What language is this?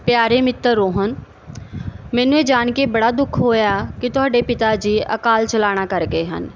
Punjabi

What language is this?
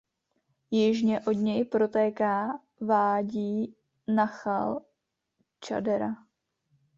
Czech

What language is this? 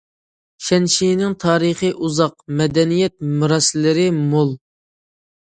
Uyghur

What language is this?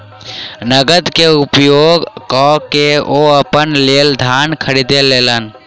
Maithili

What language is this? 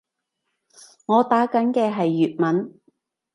Cantonese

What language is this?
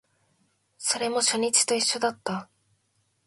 Japanese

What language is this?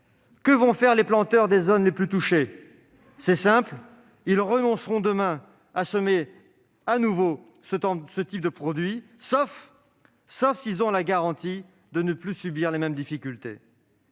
French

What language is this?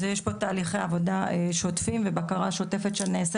Hebrew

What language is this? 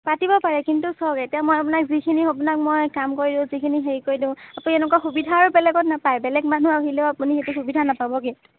Assamese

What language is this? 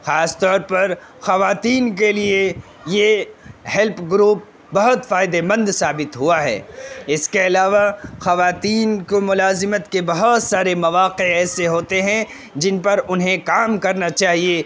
Urdu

